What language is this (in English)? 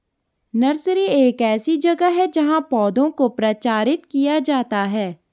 Hindi